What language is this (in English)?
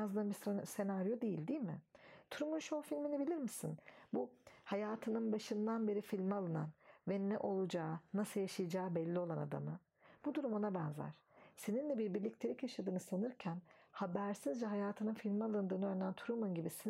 Turkish